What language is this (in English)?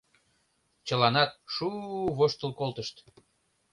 Mari